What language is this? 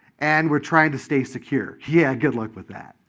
English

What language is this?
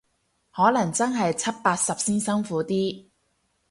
Cantonese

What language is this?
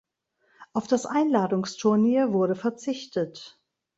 German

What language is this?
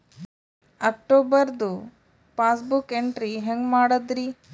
Kannada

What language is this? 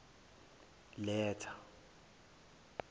Zulu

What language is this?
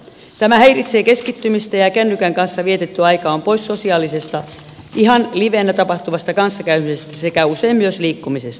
Finnish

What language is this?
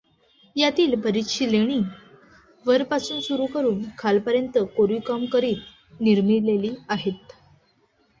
Marathi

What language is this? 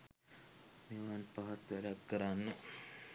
Sinhala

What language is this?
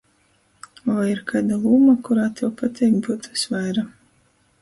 Latgalian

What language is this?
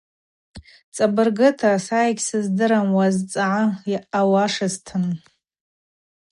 Abaza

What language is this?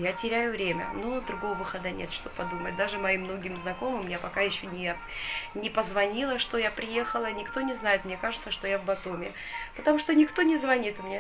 Russian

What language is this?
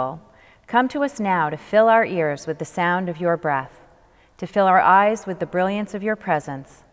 English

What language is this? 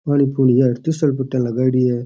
Rajasthani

